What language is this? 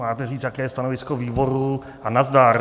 Czech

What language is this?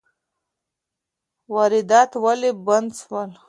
Pashto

